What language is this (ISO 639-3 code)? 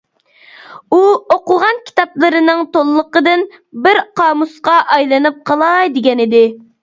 uig